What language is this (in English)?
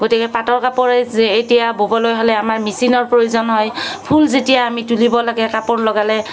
Assamese